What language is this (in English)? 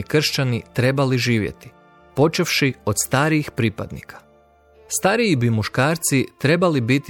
Croatian